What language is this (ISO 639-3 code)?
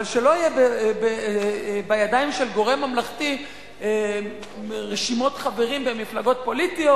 heb